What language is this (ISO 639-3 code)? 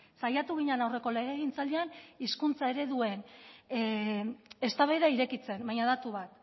eus